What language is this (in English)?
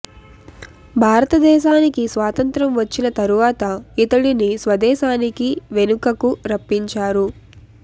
Telugu